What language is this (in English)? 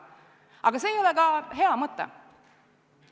Estonian